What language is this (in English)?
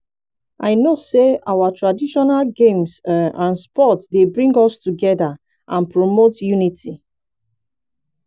Nigerian Pidgin